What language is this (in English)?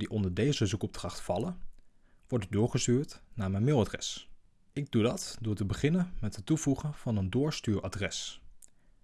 Dutch